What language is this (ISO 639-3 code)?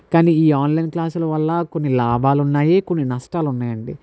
tel